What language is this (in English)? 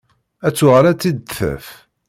Kabyle